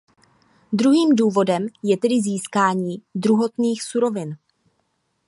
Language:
Czech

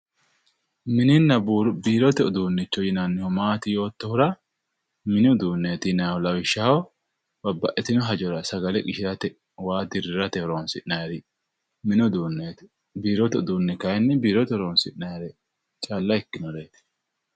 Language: Sidamo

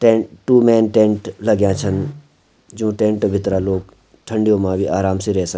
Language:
Garhwali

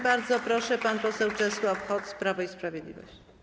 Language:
Polish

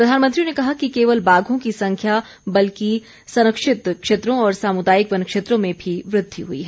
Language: Hindi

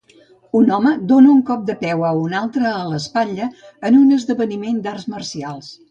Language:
Catalan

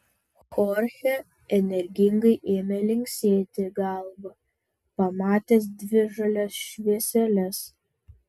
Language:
Lithuanian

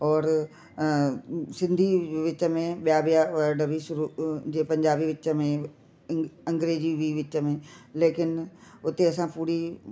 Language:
Sindhi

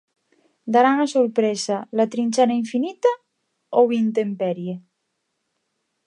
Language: Galician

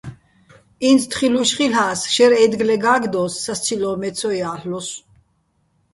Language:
Bats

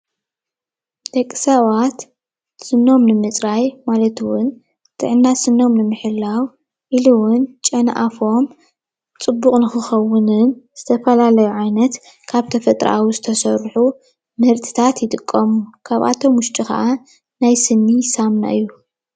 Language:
Tigrinya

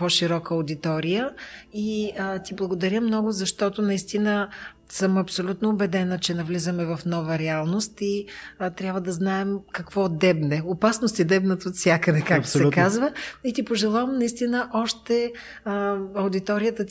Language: Bulgarian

